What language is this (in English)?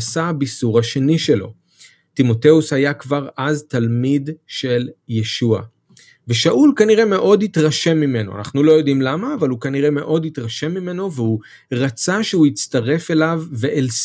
Hebrew